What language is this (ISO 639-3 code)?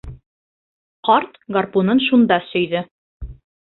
bak